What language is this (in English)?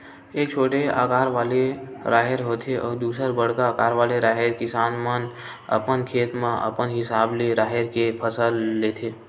Chhattisgarhi